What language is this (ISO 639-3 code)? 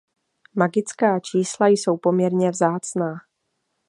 ces